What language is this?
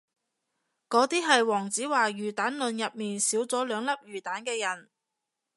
Cantonese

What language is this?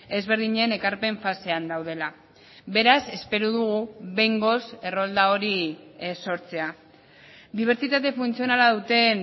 Basque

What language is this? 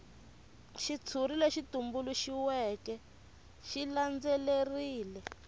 Tsonga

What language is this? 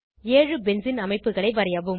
Tamil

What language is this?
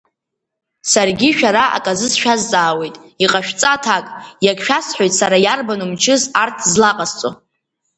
Abkhazian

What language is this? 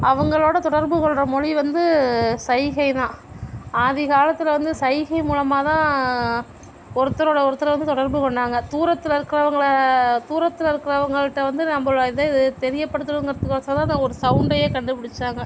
Tamil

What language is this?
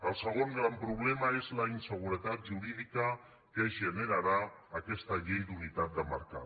Catalan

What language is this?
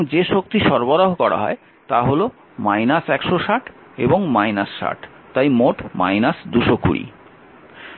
Bangla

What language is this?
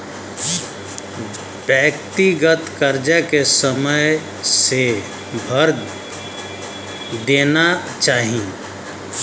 Bhojpuri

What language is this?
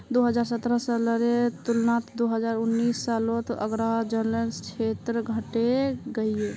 Magahi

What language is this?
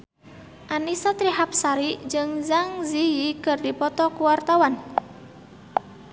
Sundanese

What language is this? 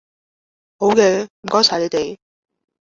Cantonese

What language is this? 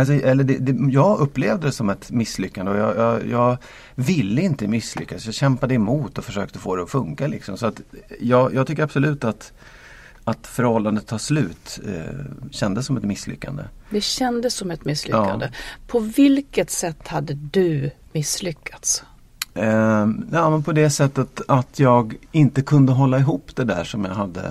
Swedish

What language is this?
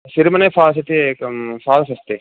Sanskrit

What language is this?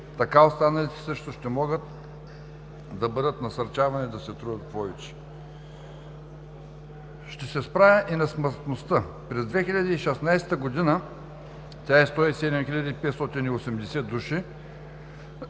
Bulgarian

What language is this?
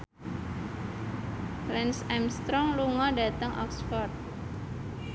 Javanese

